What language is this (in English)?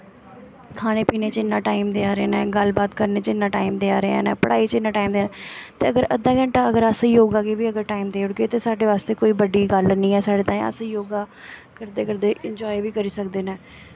Dogri